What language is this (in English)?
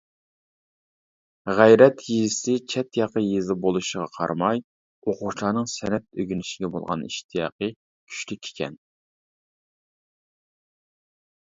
Uyghur